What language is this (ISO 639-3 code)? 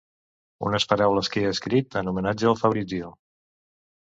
cat